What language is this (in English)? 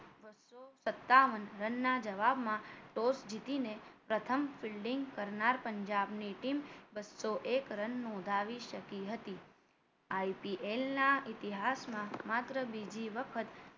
Gujarati